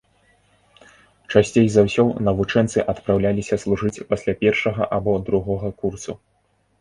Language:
Belarusian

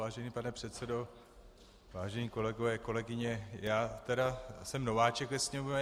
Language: Czech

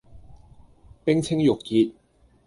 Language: Cantonese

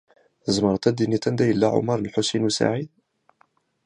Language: Kabyle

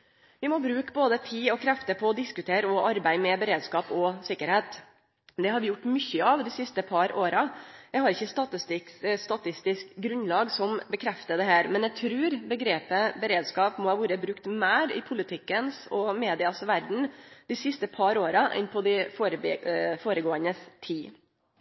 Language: Norwegian Nynorsk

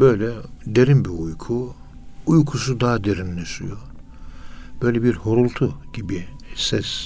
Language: Turkish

